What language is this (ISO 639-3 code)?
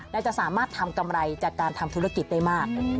tha